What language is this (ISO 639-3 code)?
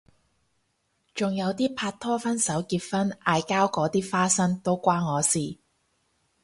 yue